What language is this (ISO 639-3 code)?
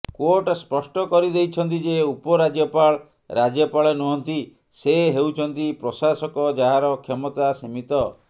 ori